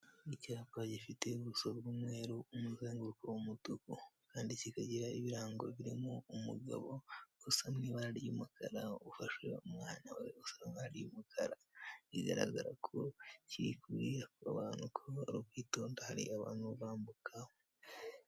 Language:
Kinyarwanda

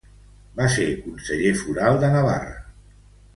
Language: Catalan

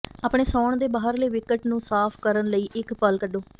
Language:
Punjabi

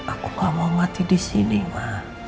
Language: Indonesian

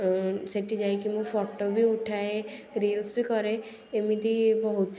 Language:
Odia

